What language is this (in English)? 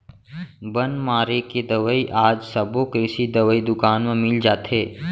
Chhattisgarhi